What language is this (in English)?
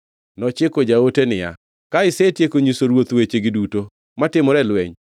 Luo (Kenya and Tanzania)